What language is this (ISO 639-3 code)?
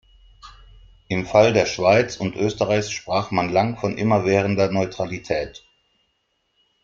deu